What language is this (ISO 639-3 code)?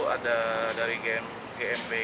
ind